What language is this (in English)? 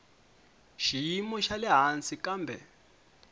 Tsonga